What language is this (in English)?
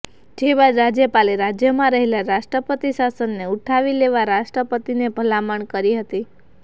Gujarati